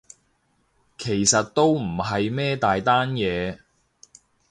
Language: Cantonese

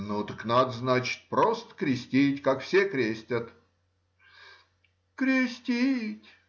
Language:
Russian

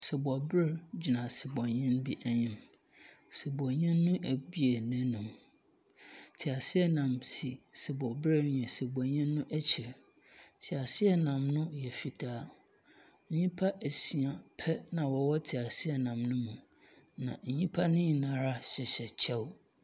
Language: Akan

